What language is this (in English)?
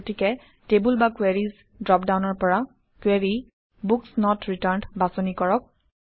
Assamese